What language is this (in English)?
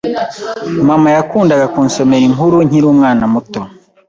Kinyarwanda